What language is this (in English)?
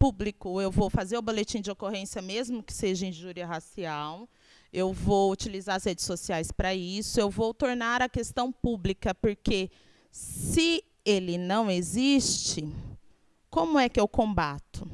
Portuguese